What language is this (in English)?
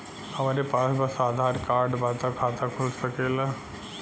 Bhojpuri